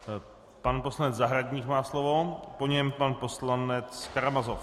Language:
Czech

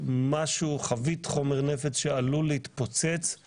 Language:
Hebrew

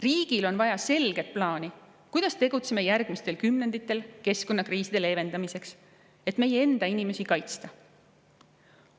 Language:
Estonian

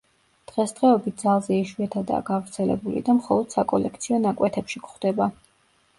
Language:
Georgian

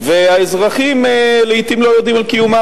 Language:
Hebrew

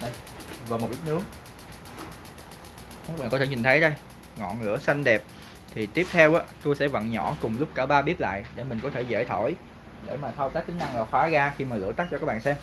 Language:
Vietnamese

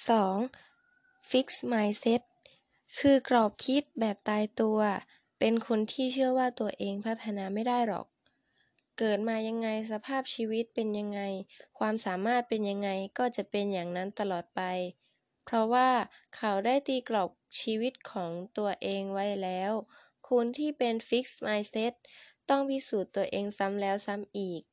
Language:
Thai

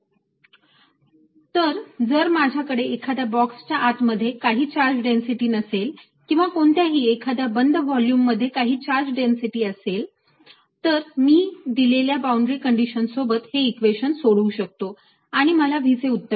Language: Marathi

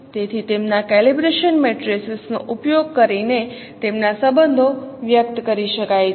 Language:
Gujarati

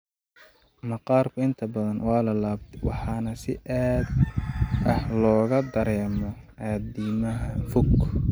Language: Somali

